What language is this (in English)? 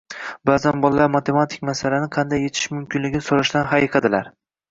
Uzbek